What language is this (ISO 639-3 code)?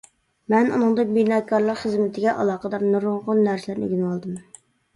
uig